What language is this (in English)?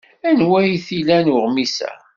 Kabyle